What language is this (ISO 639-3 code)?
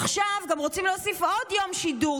heb